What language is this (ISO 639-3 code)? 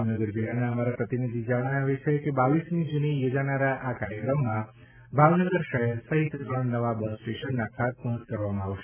guj